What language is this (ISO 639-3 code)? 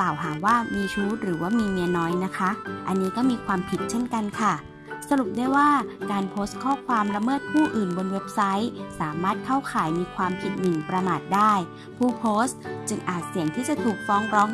tha